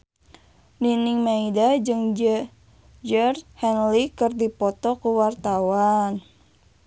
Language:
Sundanese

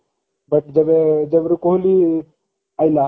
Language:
Odia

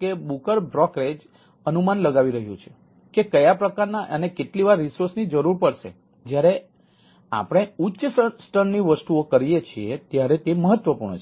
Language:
Gujarati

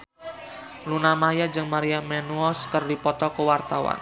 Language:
Sundanese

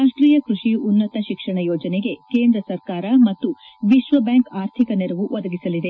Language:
Kannada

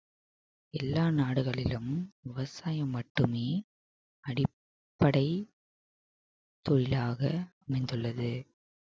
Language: Tamil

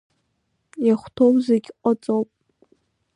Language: Abkhazian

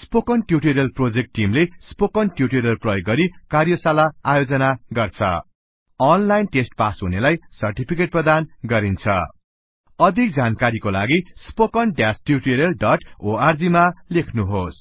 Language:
Nepali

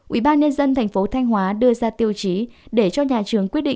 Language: Vietnamese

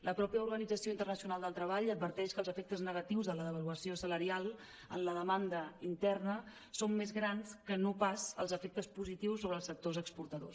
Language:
Catalan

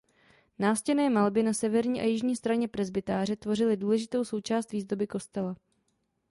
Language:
Czech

